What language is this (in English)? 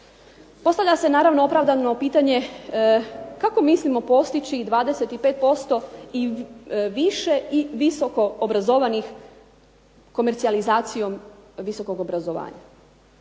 Croatian